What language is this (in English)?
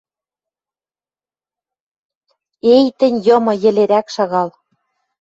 Western Mari